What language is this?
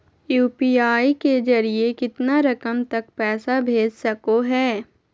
Magahi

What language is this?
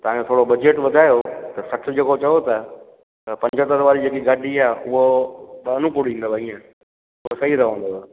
Sindhi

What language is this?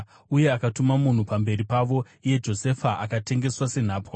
Shona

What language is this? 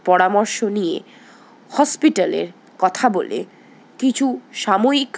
Bangla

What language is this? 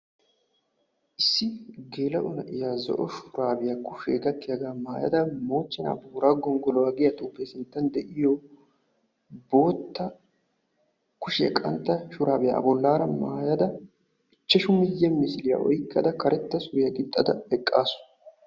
Wolaytta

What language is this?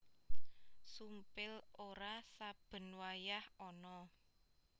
Javanese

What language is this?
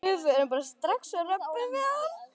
Icelandic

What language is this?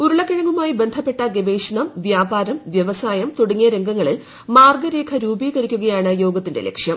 Malayalam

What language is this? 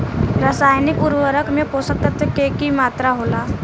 Bhojpuri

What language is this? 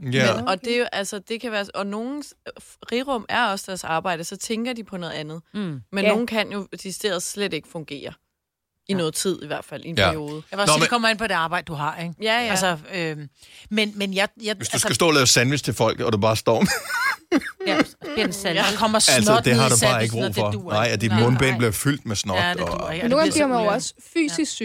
Danish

